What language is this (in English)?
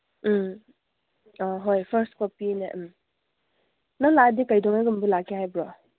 Manipuri